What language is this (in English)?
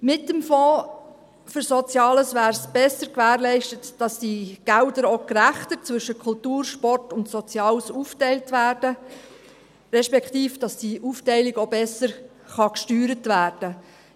Swiss German